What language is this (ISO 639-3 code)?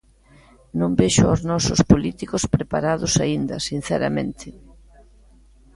glg